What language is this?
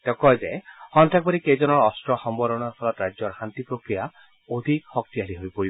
Assamese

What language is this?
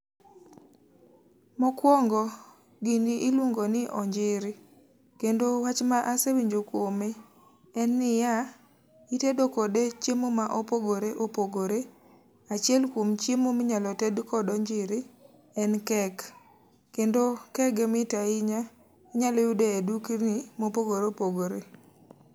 Luo (Kenya and Tanzania)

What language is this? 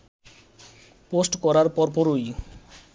Bangla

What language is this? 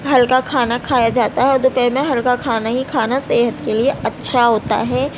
Urdu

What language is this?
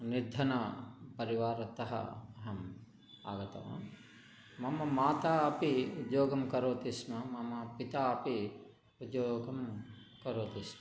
Sanskrit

